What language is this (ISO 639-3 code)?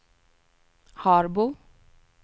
swe